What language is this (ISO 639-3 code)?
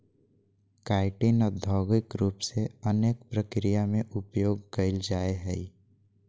mag